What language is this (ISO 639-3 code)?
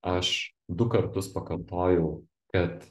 lit